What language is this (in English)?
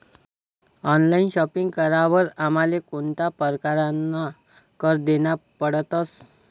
Marathi